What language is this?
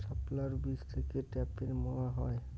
Bangla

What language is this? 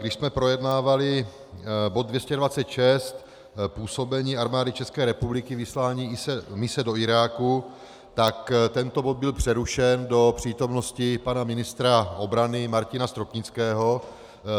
Czech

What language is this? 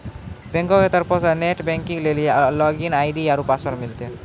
Maithili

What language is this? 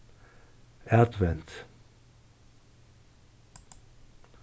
Faroese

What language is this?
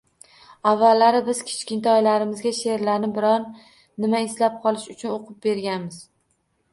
Uzbek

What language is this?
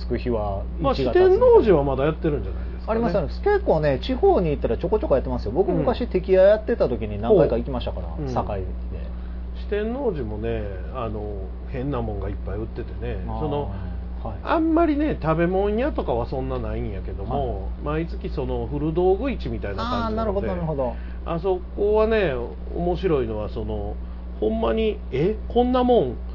Japanese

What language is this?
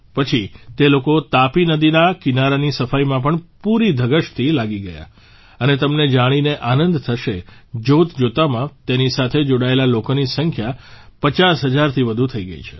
Gujarati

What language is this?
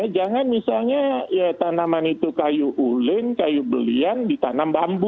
Indonesian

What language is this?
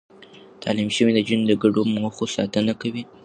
Pashto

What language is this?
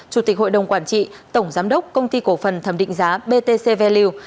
Vietnamese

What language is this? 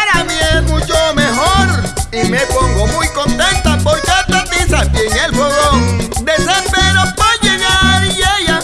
Spanish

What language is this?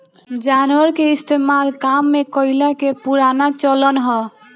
Bhojpuri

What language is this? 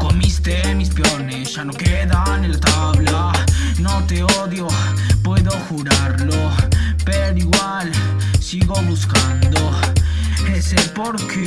Spanish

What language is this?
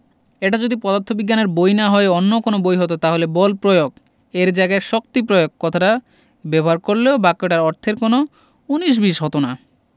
Bangla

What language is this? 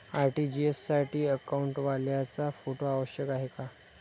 Marathi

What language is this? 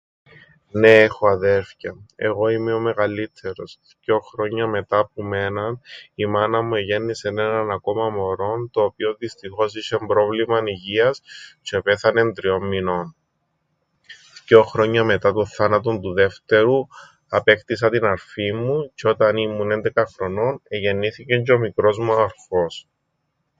Greek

